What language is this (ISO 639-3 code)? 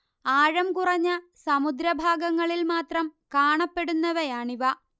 mal